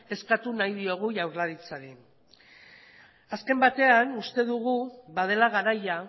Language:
Basque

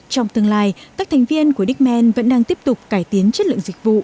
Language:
Vietnamese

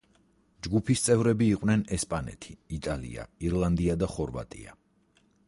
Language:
Georgian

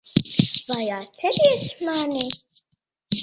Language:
Latvian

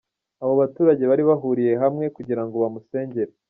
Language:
Kinyarwanda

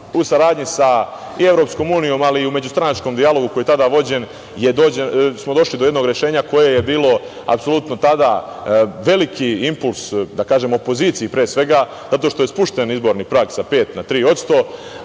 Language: Serbian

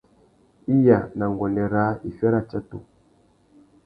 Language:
Tuki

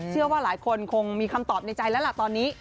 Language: Thai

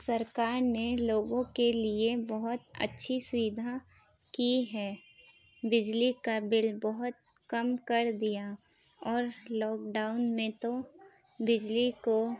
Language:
Urdu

